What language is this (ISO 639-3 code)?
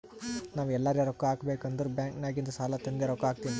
kan